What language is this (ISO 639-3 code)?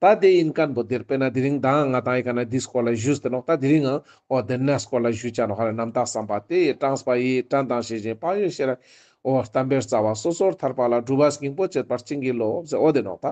ron